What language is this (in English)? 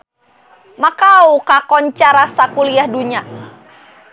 Sundanese